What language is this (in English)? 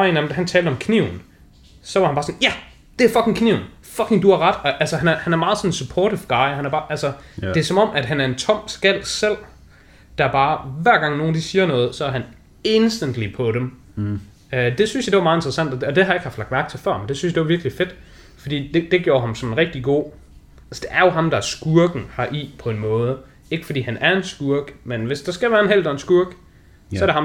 Danish